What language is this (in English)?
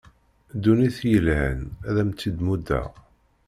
Kabyle